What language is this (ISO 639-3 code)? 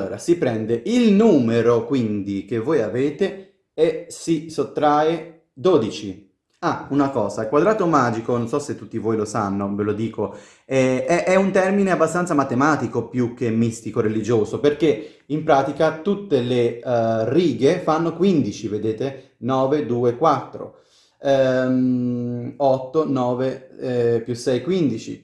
ita